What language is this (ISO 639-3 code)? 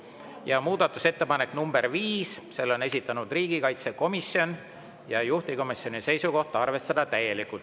est